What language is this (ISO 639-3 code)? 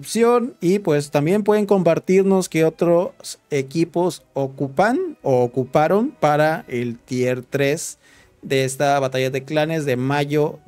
spa